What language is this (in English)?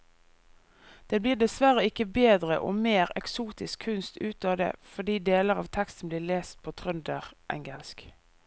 Norwegian